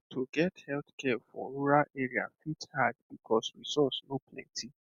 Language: Nigerian Pidgin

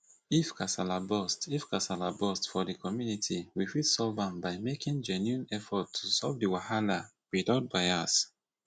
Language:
Nigerian Pidgin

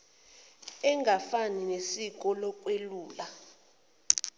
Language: Zulu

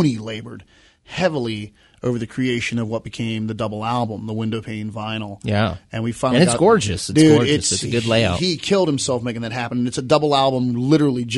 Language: English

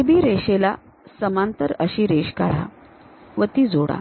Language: Marathi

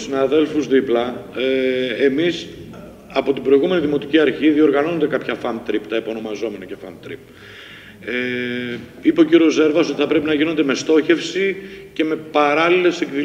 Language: Greek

